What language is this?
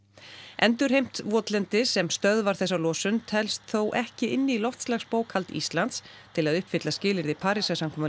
Icelandic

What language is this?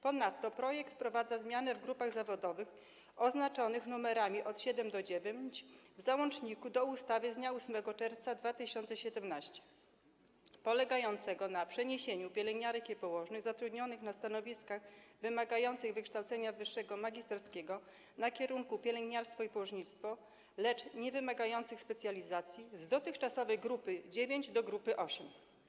Polish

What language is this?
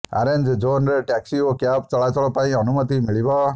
Odia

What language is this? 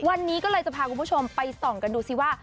Thai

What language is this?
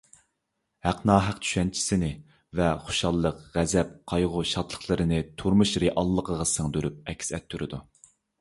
Uyghur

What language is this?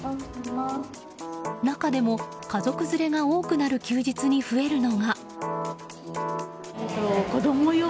Japanese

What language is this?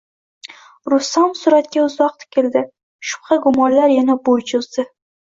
Uzbek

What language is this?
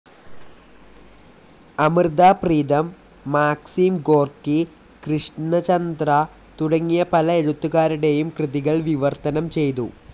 Malayalam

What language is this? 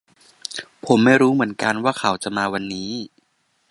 Thai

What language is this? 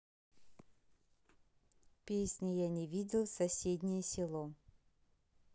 Russian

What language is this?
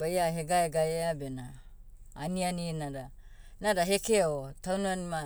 Motu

